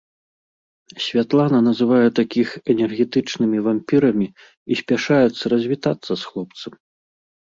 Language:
Belarusian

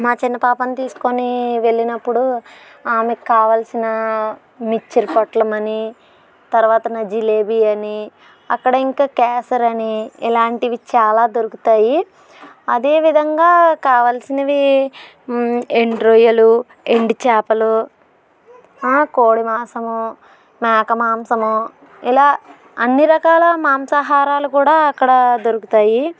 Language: Telugu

